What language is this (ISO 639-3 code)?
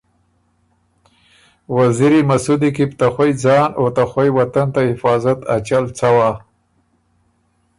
oru